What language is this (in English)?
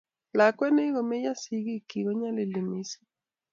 Kalenjin